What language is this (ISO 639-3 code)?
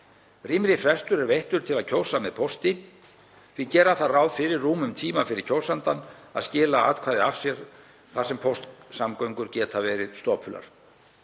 isl